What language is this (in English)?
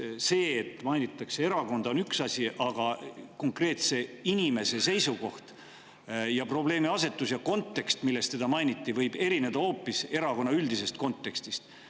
Estonian